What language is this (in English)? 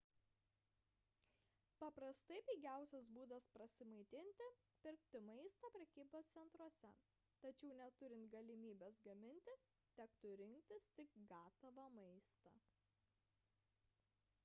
Lithuanian